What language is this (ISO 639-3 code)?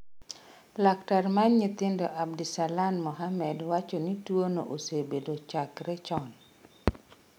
luo